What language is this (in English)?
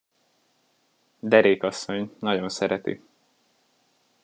Hungarian